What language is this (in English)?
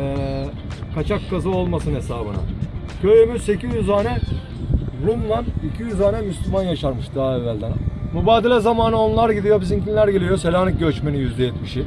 Turkish